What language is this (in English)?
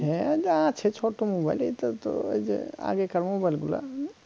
Bangla